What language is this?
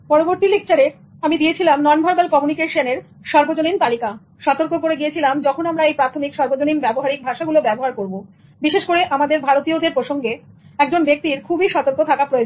Bangla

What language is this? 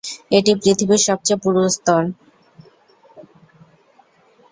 Bangla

